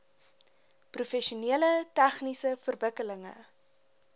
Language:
Afrikaans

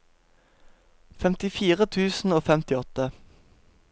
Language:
Norwegian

